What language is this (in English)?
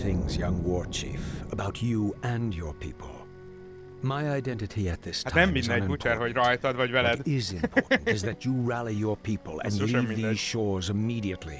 Hungarian